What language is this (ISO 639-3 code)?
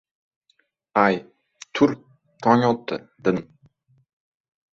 uzb